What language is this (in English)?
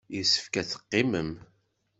Kabyle